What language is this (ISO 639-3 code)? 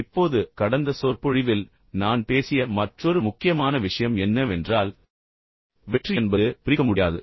tam